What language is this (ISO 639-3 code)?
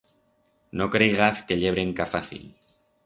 arg